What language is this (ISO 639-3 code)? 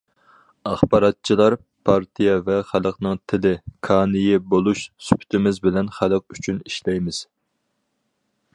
uig